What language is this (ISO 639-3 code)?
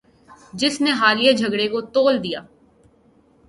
urd